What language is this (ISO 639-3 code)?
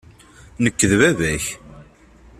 kab